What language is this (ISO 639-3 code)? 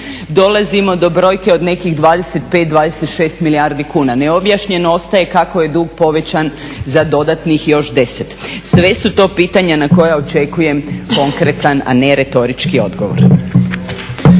hrv